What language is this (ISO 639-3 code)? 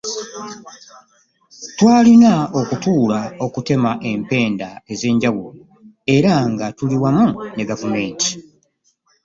lug